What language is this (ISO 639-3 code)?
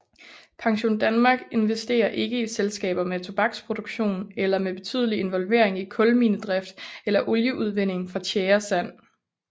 dan